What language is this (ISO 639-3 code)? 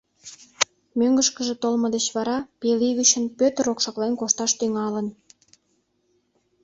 chm